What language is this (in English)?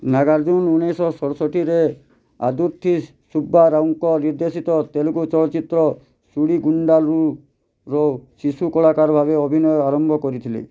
Odia